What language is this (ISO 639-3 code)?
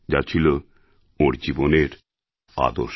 ben